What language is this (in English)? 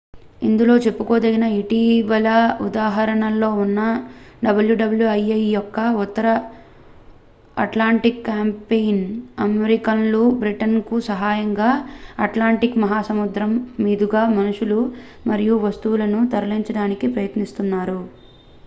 Telugu